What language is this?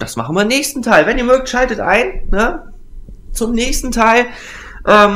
German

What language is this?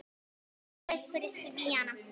Icelandic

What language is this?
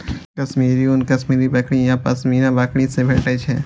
Maithili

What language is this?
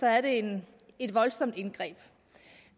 Danish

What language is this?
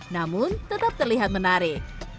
Indonesian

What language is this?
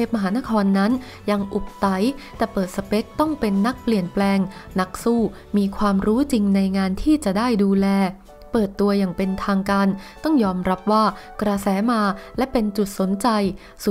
Thai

